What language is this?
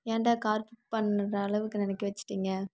Tamil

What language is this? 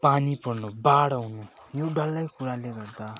Nepali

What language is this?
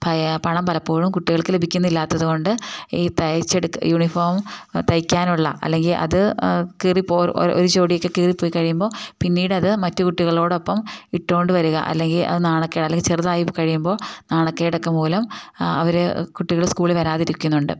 Malayalam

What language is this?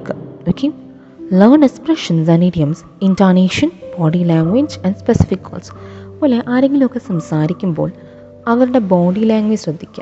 Malayalam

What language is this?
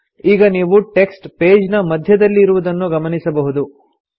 Kannada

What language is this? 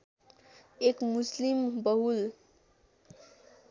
Nepali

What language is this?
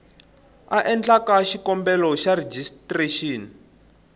Tsonga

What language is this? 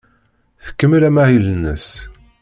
Kabyle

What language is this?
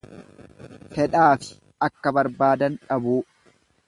Oromo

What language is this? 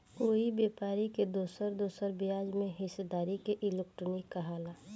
Bhojpuri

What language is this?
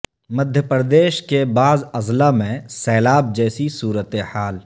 Urdu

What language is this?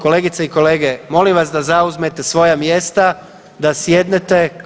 Croatian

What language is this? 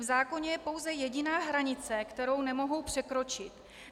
Czech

